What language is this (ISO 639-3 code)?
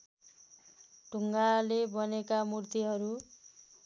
nep